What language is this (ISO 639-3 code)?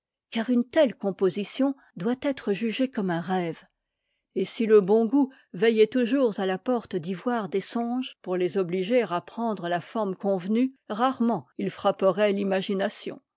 fra